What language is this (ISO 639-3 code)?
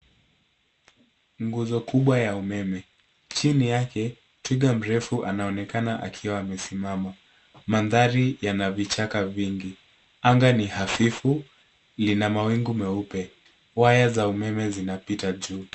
swa